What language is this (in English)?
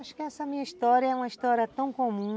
Portuguese